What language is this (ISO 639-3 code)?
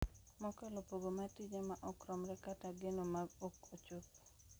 luo